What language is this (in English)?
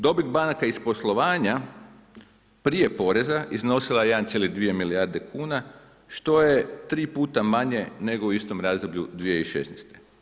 Croatian